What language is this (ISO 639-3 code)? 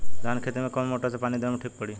bho